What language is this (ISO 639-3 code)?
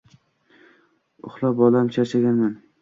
uzb